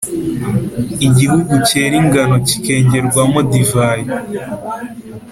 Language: Kinyarwanda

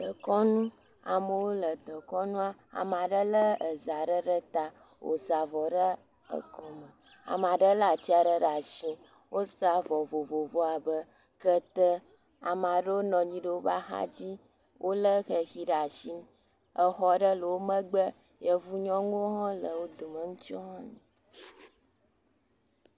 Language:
Ewe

